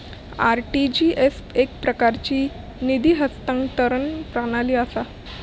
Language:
Marathi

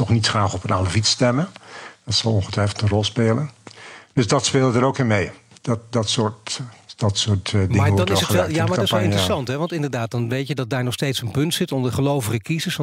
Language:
Dutch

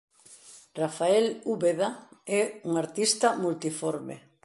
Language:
Galician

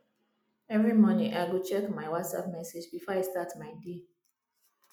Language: Nigerian Pidgin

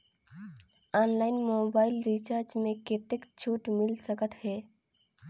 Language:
Chhattisgarhi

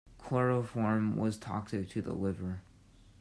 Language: English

